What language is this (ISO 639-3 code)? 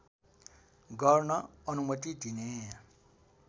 nep